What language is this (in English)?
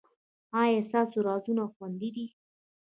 Pashto